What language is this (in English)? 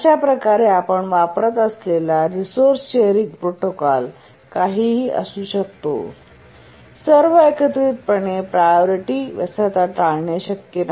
Marathi